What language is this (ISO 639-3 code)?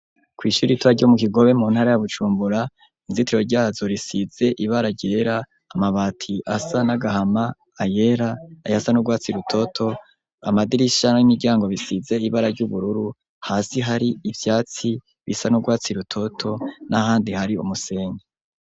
run